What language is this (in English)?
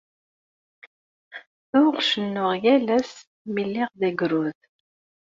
Kabyle